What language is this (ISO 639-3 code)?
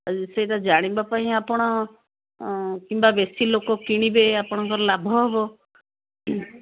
ori